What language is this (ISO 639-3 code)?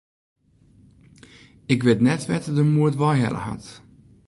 fry